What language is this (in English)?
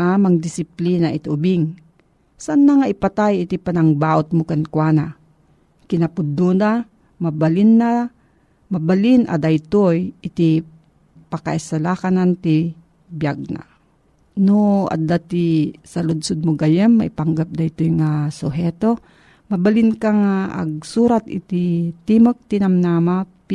Filipino